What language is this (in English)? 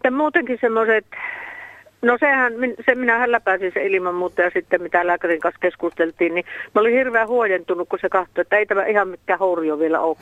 Finnish